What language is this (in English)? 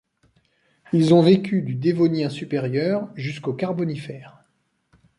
French